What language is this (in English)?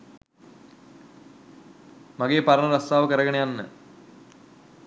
Sinhala